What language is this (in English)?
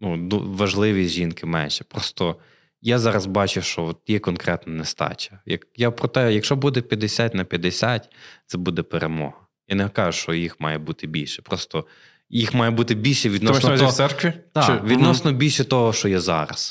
Ukrainian